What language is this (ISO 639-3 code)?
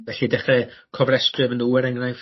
cym